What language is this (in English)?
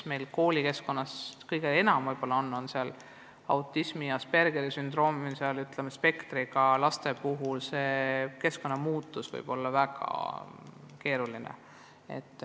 Estonian